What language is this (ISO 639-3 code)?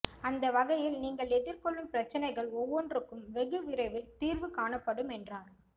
tam